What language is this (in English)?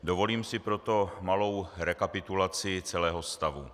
Czech